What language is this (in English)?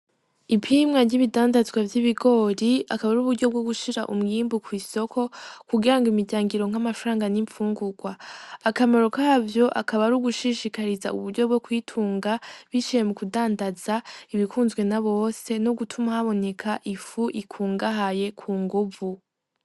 Rundi